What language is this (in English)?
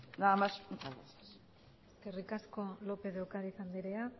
Basque